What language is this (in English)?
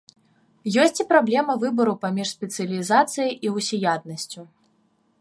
Belarusian